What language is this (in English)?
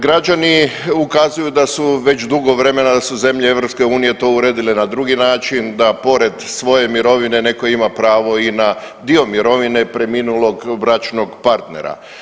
Croatian